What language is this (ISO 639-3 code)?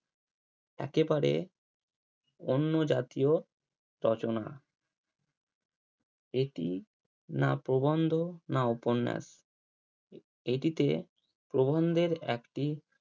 ben